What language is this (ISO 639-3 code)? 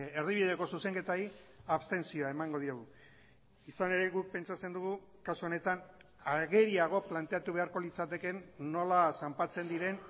eus